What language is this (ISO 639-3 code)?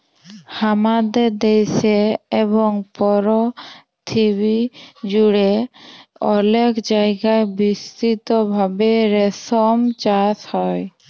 ben